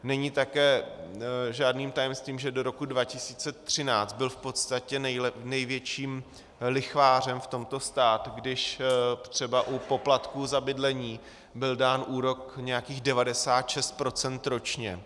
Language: Czech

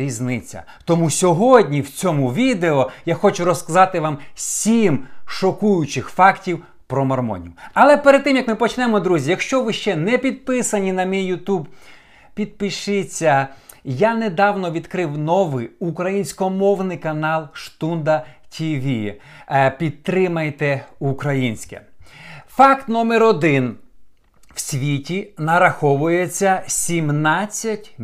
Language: Ukrainian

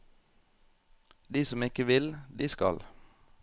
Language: Norwegian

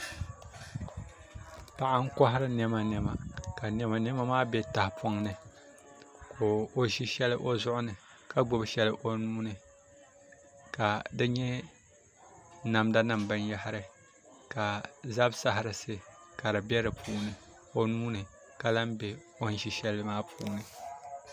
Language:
Dagbani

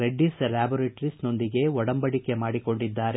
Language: Kannada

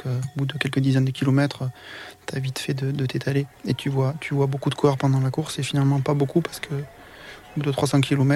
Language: French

